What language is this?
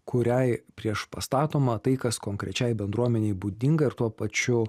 Lithuanian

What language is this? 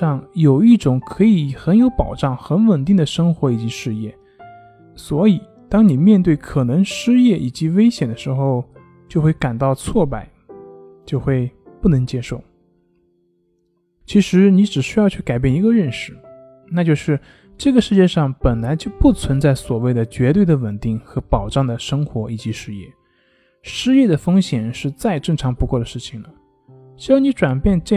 Chinese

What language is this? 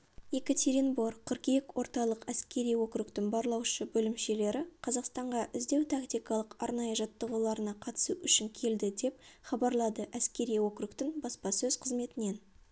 Kazakh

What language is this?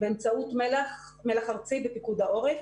Hebrew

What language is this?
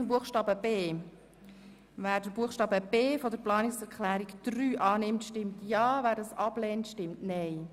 Swiss German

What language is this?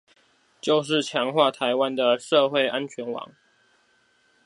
Chinese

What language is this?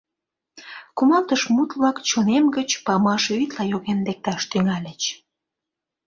Mari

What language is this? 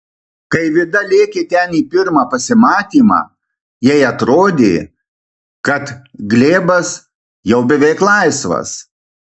Lithuanian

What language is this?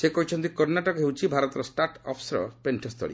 Odia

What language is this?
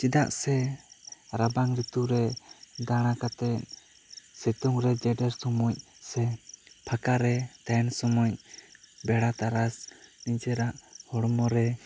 Santali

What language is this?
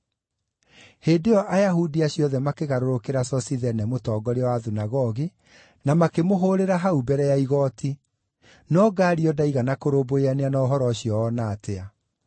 Kikuyu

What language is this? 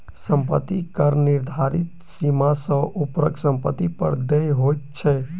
Maithili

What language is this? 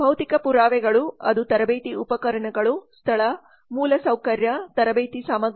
Kannada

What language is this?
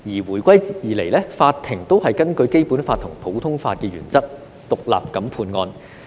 Cantonese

